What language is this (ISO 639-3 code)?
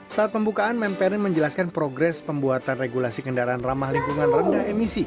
ind